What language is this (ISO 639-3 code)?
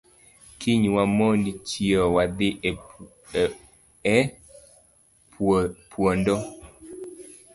luo